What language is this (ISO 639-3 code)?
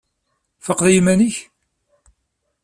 kab